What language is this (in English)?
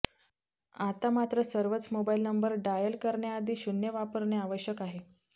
Marathi